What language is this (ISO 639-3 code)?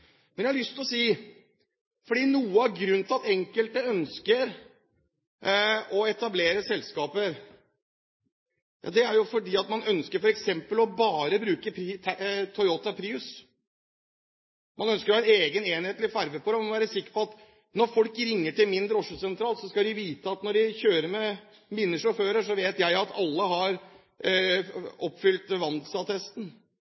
nob